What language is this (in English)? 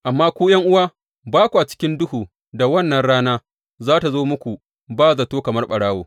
Hausa